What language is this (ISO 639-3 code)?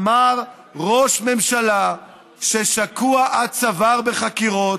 heb